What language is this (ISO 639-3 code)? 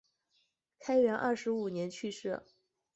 zho